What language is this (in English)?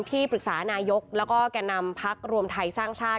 Thai